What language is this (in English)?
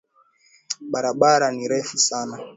Swahili